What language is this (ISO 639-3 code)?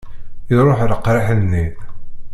kab